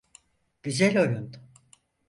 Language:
Turkish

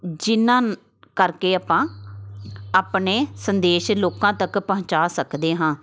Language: Punjabi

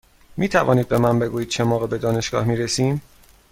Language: Persian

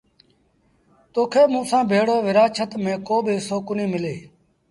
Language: Sindhi Bhil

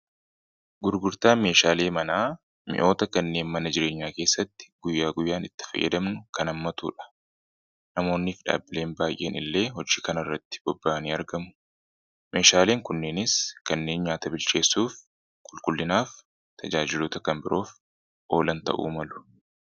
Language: Oromo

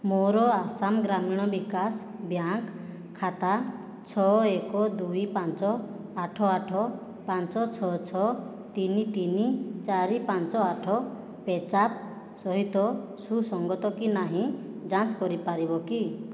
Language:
Odia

